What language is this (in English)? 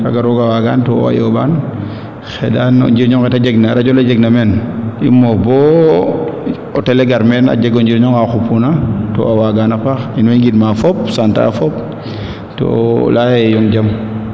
Serer